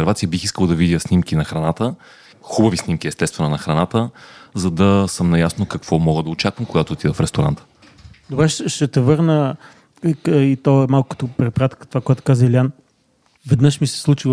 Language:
Bulgarian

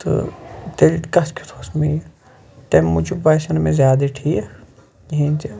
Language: Kashmiri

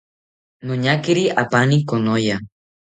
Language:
South Ucayali Ashéninka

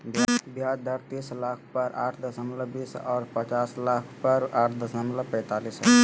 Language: Magahi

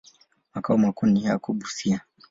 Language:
Swahili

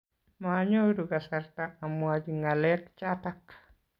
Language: Kalenjin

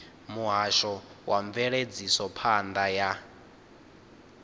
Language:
Venda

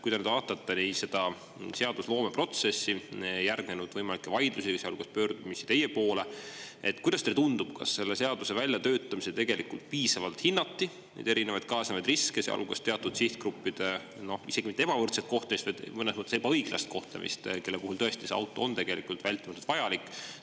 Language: Estonian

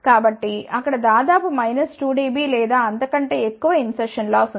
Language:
Telugu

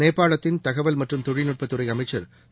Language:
Tamil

